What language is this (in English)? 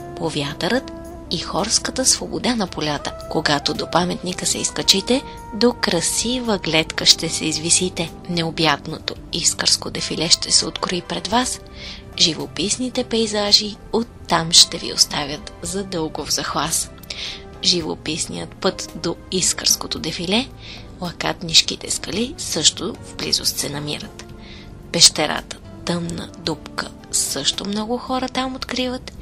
Bulgarian